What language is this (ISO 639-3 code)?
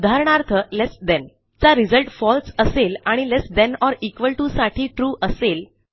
mar